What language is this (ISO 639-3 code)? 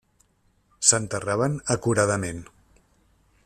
cat